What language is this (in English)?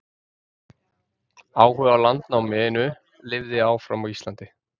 Icelandic